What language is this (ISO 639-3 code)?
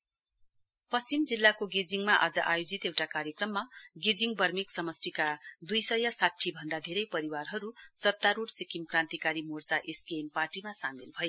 nep